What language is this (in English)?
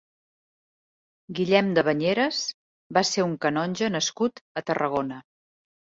Catalan